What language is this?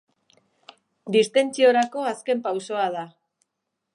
Basque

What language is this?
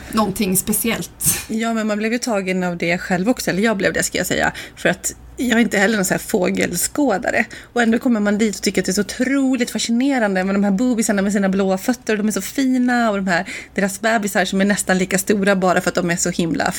Swedish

